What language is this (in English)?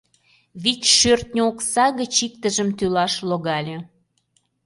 Mari